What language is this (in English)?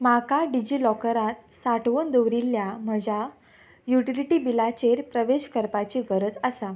Konkani